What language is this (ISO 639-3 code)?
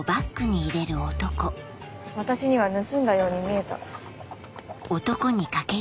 jpn